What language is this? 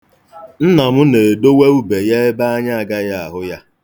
Igbo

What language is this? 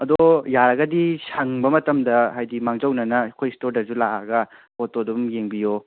Manipuri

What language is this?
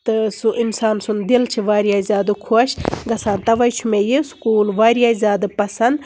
Kashmiri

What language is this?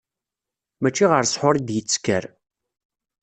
Kabyle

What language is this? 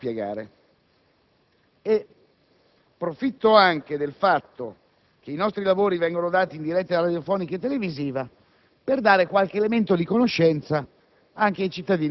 Italian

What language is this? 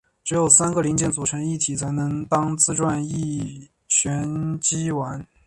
Chinese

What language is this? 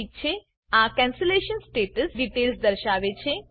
Gujarati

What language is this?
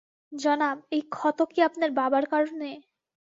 Bangla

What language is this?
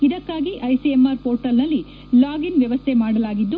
Kannada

